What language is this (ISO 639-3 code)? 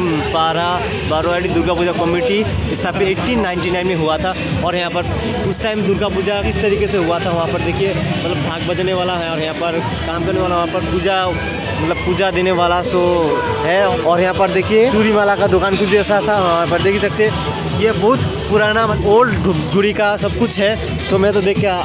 hin